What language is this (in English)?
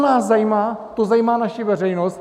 Czech